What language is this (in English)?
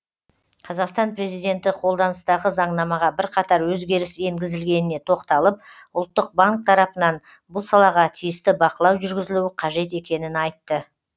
Kazakh